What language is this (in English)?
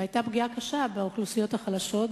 Hebrew